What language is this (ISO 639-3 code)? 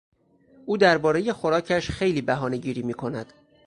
fas